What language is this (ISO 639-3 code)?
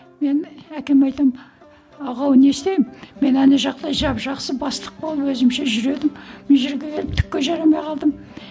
kaz